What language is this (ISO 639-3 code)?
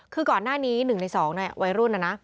tha